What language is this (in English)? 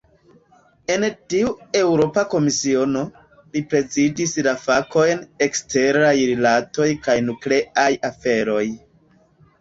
Esperanto